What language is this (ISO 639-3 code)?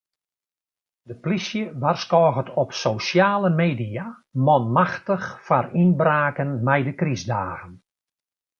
fry